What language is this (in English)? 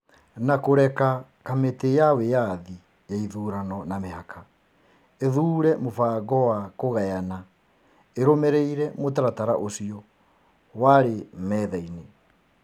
Kikuyu